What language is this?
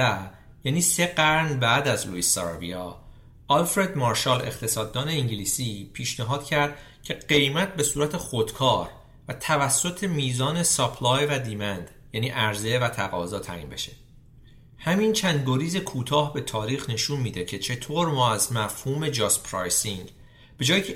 Persian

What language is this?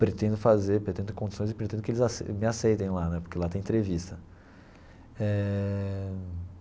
Portuguese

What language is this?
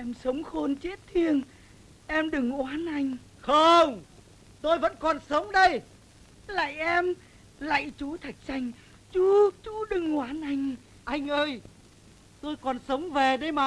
Vietnamese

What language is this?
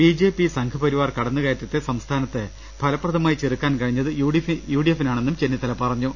Malayalam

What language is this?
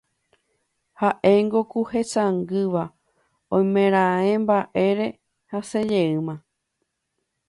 Guarani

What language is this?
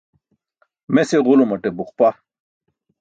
Burushaski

